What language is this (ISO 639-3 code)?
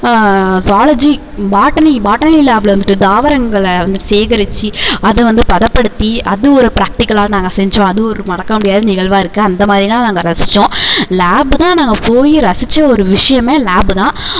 tam